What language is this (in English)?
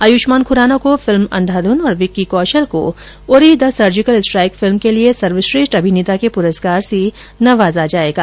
Hindi